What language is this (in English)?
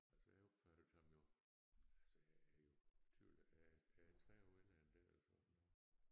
Danish